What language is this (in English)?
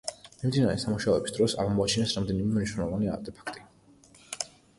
Georgian